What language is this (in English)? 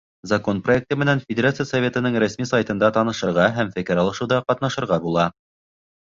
Bashkir